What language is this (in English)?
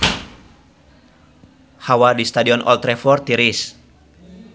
Sundanese